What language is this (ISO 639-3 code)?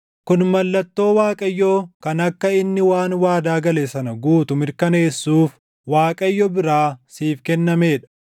orm